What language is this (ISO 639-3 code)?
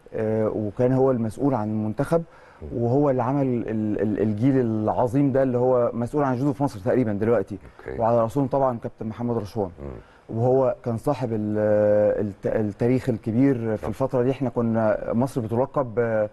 ara